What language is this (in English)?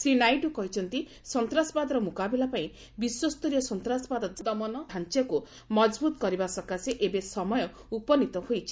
Odia